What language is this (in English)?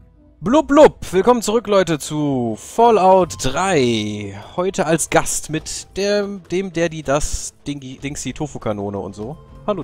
German